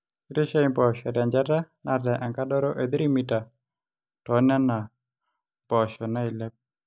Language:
Masai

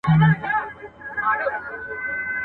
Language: Pashto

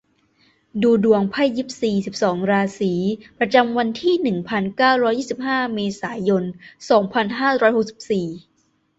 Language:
Thai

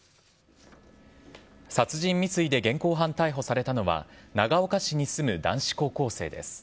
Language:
Japanese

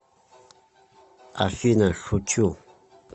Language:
Russian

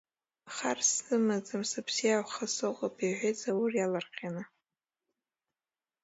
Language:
Abkhazian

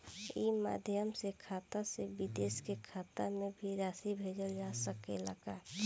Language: Bhojpuri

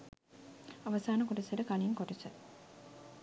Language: Sinhala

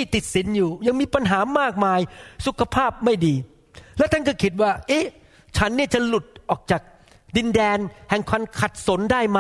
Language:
Thai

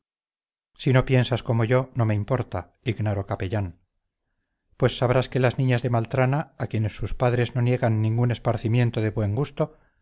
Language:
Spanish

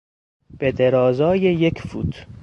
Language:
Persian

